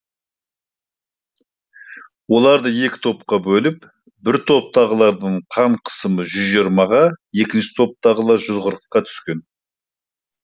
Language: Kazakh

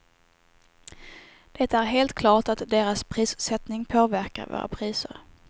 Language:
Swedish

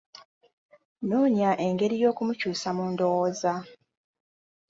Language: Ganda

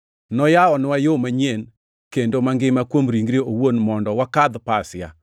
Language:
Luo (Kenya and Tanzania)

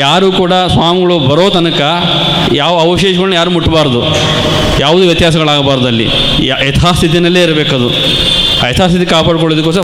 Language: Kannada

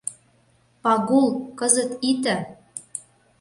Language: Mari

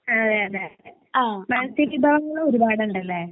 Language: Malayalam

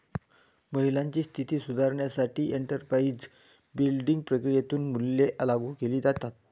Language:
Marathi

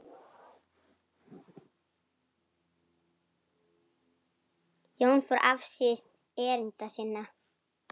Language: Icelandic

